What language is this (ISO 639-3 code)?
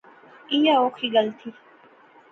phr